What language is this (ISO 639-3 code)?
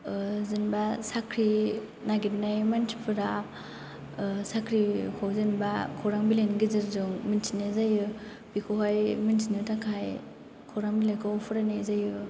brx